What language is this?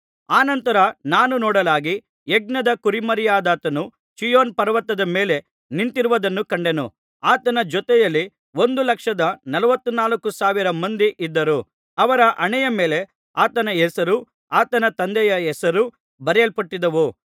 Kannada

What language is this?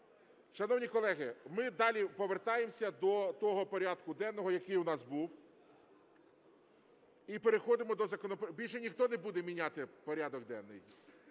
Ukrainian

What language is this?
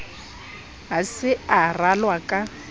Southern Sotho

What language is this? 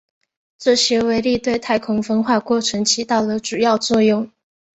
Chinese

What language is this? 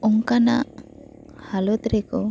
Santali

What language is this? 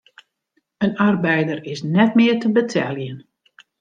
Western Frisian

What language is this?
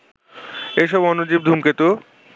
Bangla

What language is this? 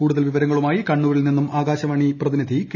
Malayalam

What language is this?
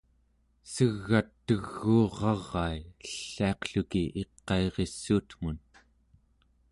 Central Yupik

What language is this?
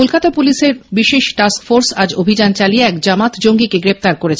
Bangla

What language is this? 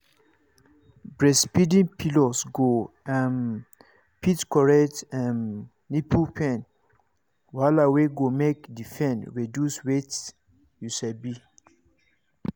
Nigerian Pidgin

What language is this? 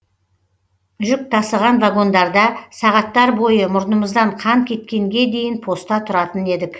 Kazakh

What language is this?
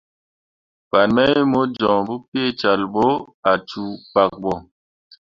Mundang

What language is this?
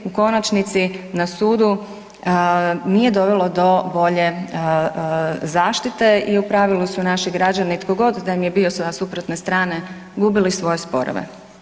Croatian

